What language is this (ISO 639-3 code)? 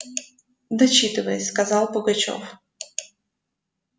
rus